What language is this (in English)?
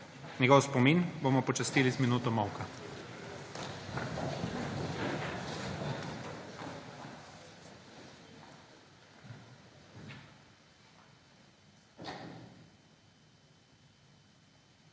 Slovenian